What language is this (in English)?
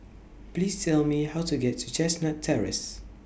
English